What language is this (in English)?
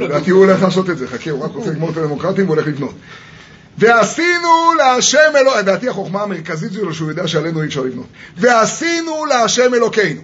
Hebrew